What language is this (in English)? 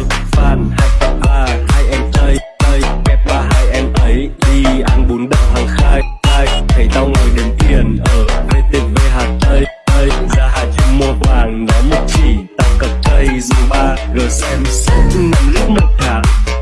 Vietnamese